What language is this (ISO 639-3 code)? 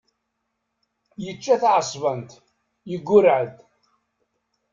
kab